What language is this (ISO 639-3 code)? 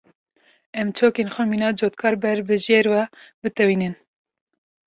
kur